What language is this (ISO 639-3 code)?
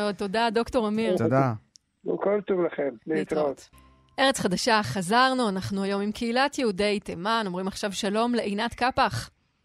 heb